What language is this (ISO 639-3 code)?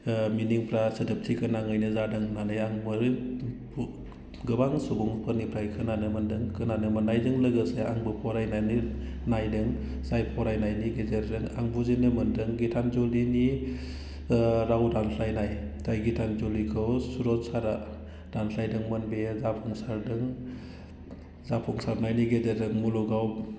brx